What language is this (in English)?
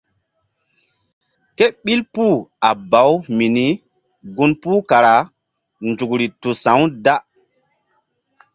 Mbum